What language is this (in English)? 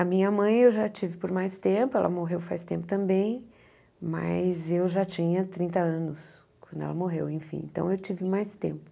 Portuguese